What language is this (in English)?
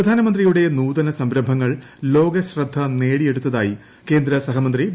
Malayalam